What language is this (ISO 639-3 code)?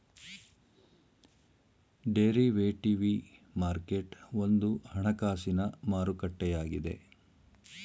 kan